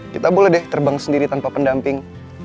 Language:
Indonesian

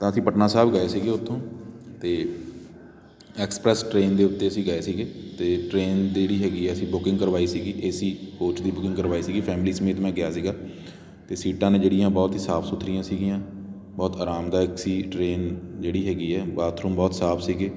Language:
Punjabi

